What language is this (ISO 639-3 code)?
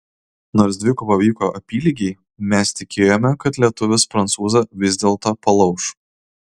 lit